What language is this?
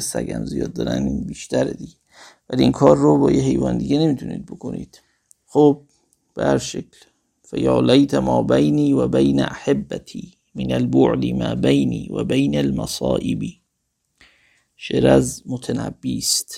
Persian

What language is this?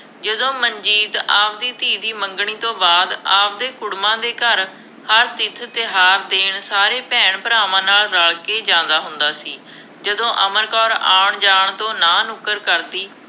Punjabi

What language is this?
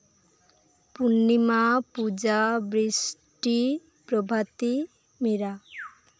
Santali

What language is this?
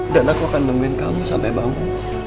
Indonesian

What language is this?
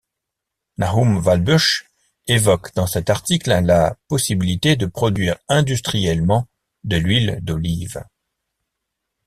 French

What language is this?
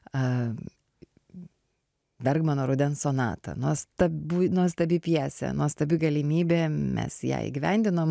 Lithuanian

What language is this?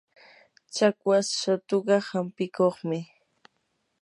Yanahuanca Pasco Quechua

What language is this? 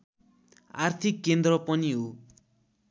Nepali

